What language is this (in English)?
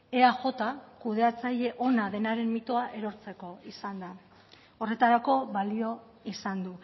Basque